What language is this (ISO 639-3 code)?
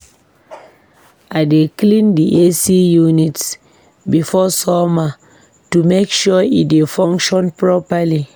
pcm